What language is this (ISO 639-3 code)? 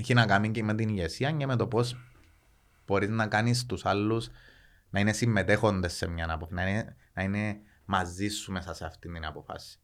ell